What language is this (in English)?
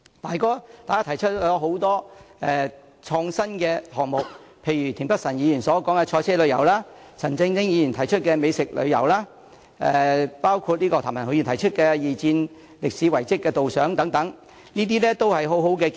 Cantonese